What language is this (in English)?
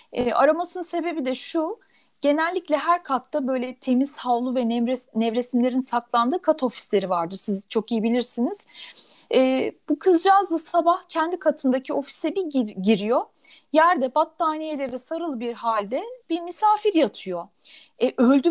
Turkish